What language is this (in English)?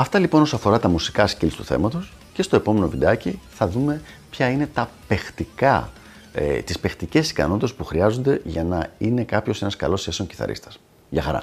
Greek